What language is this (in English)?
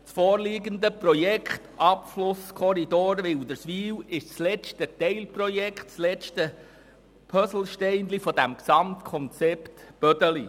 Swiss German